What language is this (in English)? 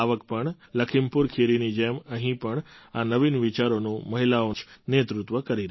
Gujarati